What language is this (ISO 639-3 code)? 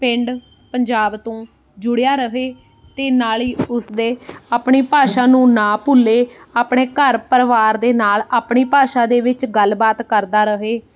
pan